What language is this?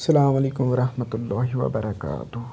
Kashmiri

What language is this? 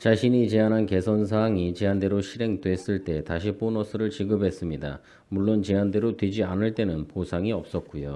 Korean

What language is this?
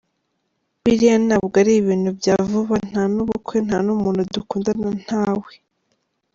Kinyarwanda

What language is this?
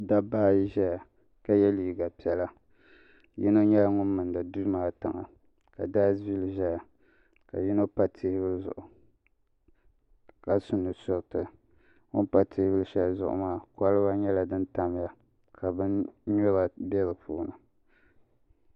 Dagbani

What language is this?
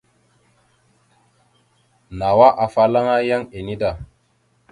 Mada (Cameroon)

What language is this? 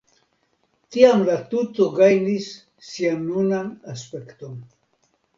Esperanto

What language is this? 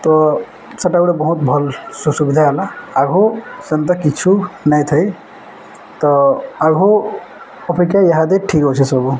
Odia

